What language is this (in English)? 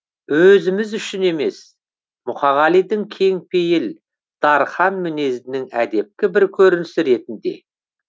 Kazakh